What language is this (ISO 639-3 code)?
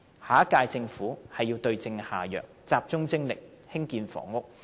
yue